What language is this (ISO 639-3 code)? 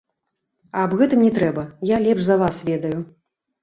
bel